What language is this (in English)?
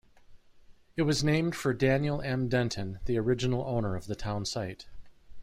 English